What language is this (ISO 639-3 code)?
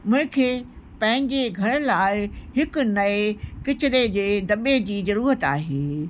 snd